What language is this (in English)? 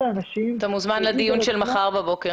Hebrew